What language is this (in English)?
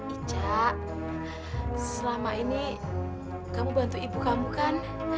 Indonesian